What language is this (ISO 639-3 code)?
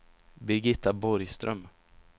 swe